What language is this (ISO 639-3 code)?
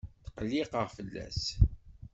kab